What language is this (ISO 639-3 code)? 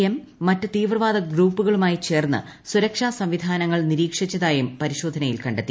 mal